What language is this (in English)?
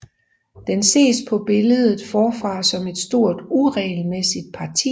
Danish